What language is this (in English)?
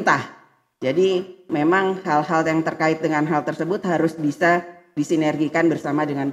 Indonesian